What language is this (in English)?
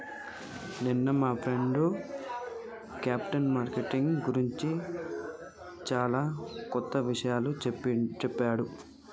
Telugu